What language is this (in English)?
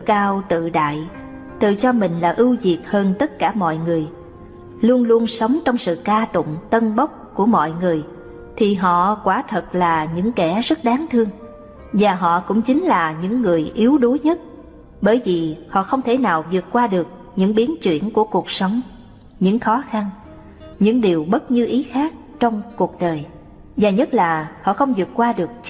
Vietnamese